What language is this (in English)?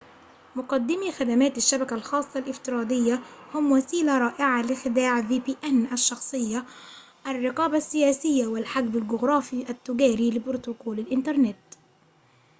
Arabic